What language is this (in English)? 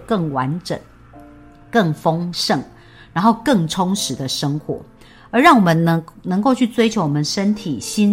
Chinese